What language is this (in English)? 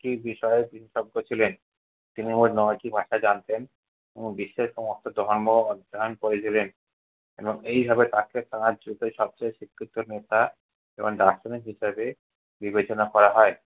Bangla